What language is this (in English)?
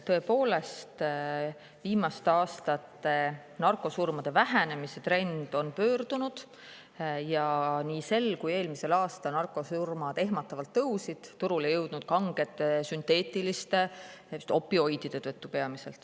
Estonian